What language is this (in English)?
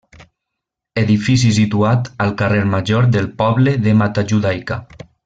Catalan